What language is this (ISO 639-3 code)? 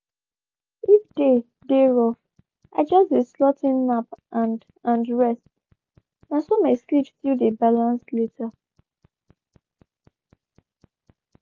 pcm